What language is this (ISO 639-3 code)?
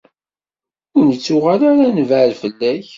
kab